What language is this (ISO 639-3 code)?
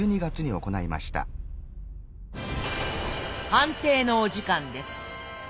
jpn